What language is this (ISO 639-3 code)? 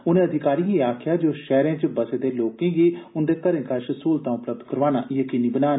doi